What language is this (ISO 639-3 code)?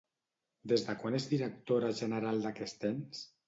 cat